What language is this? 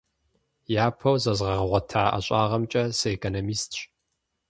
Kabardian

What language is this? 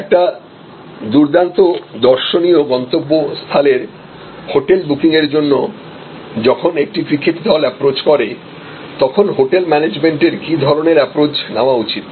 Bangla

